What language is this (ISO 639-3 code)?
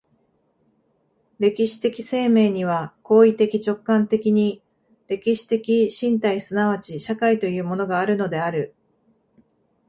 jpn